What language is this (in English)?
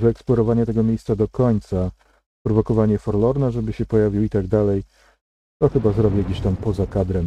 Polish